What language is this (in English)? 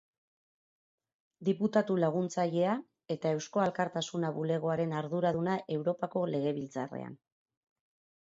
Basque